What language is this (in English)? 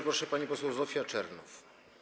Polish